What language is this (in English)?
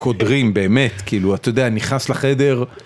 Hebrew